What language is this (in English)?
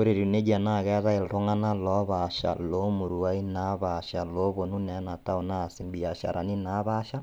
Masai